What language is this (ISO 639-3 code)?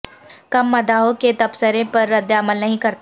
urd